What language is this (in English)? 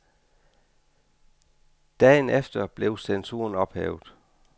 Danish